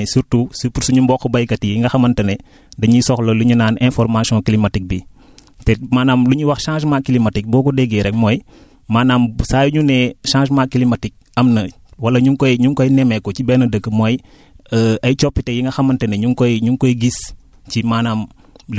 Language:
Wolof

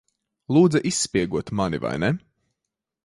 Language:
Latvian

